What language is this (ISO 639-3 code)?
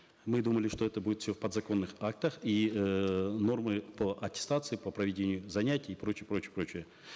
kaz